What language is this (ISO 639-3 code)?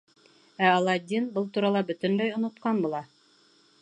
bak